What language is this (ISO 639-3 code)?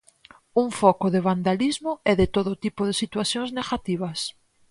glg